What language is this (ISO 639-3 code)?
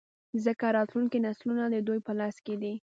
pus